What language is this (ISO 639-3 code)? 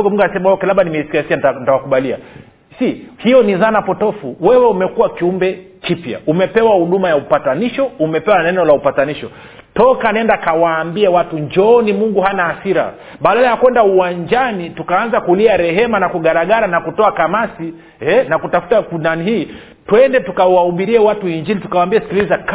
swa